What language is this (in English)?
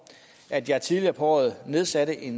Danish